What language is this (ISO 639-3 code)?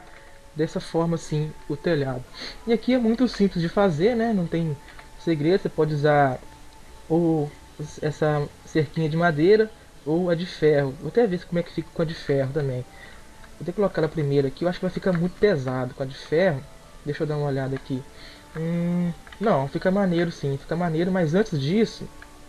por